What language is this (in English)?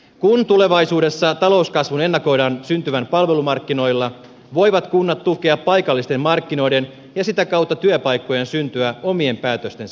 Finnish